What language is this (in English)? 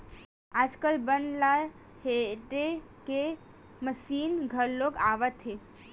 Chhattisgarhi